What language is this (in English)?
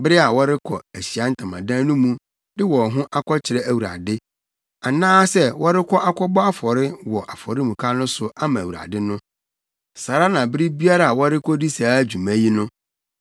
Akan